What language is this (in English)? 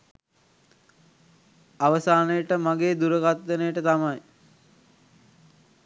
Sinhala